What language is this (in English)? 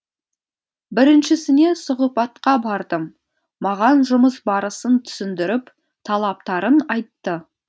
Kazakh